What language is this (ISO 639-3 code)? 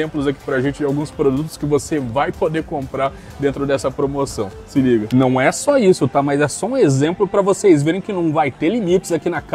por